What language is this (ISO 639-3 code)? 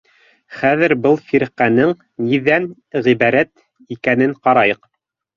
bak